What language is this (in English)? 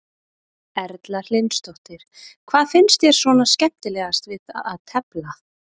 Icelandic